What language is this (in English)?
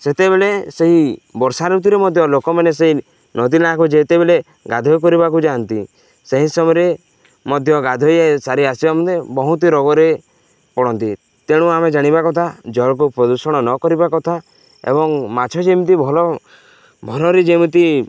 Odia